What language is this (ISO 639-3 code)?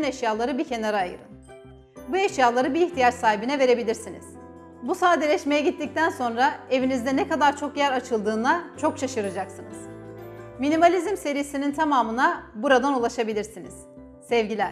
tur